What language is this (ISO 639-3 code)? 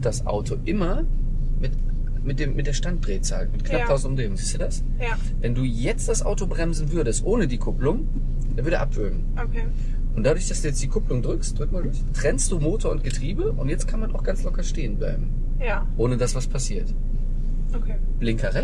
deu